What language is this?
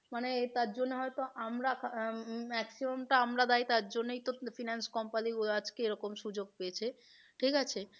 Bangla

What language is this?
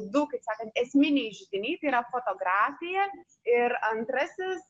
Lithuanian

